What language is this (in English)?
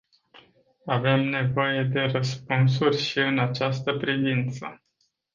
Romanian